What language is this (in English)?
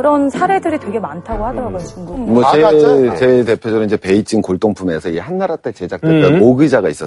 Korean